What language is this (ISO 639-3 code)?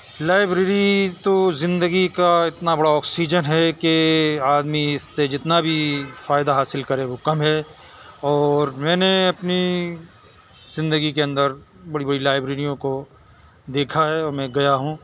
urd